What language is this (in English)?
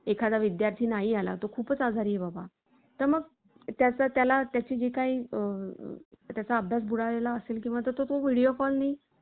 Marathi